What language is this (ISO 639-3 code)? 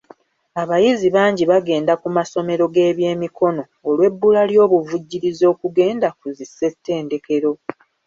lug